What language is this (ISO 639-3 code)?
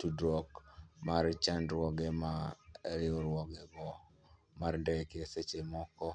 luo